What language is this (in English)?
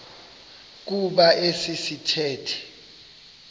Xhosa